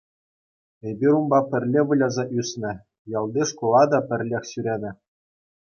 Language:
Chuvash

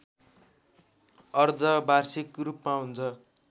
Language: Nepali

